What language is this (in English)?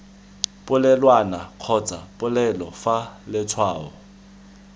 Tswana